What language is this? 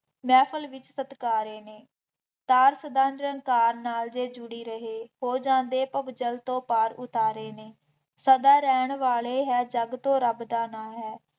Punjabi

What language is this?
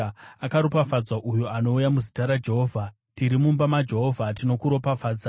Shona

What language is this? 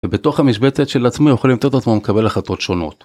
Hebrew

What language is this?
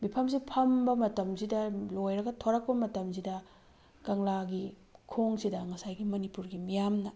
Manipuri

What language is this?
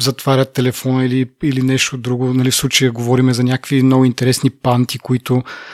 Bulgarian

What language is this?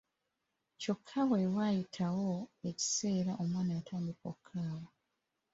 Ganda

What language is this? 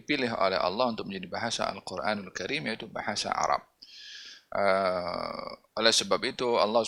Malay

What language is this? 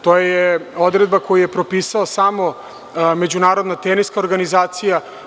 Serbian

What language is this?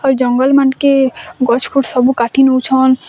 Odia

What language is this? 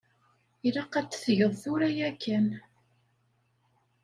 Kabyle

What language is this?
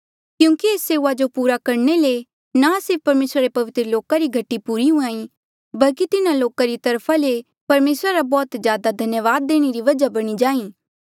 Mandeali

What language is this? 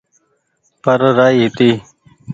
Goaria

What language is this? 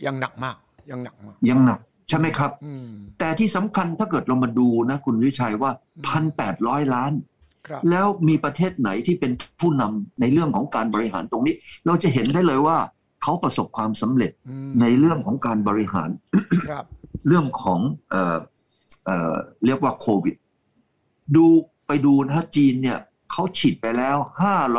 Thai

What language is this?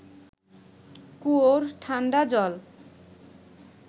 Bangla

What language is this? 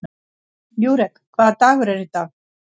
Icelandic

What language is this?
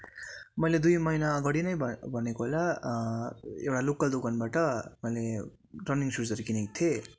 Nepali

